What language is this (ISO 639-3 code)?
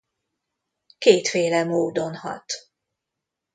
hun